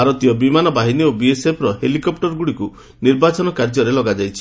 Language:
Odia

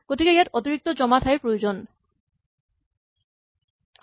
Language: Assamese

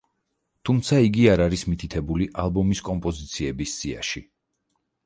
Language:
Georgian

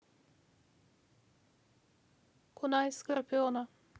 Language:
Russian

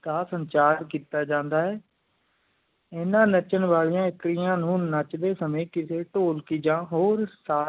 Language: Punjabi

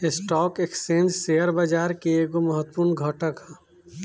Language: Bhojpuri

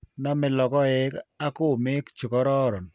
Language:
Kalenjin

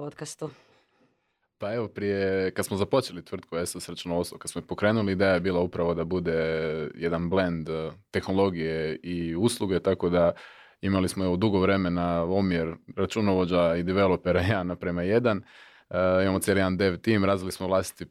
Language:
Croatian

